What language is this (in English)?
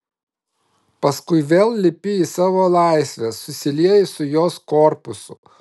Lithuanian